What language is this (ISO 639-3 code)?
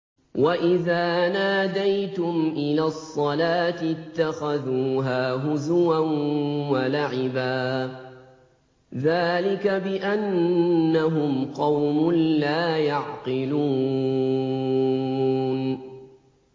ara